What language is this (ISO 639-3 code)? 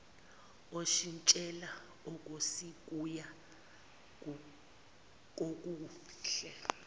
zul